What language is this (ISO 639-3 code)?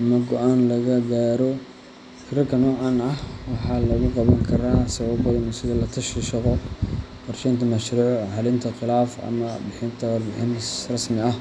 som